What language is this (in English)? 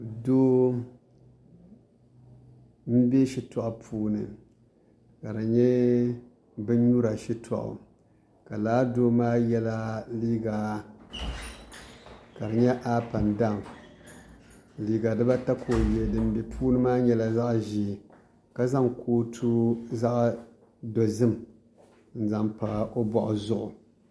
Dagbani